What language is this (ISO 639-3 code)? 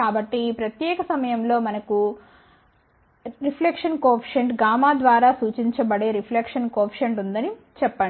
tel